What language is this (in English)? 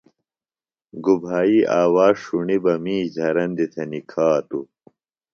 Phalura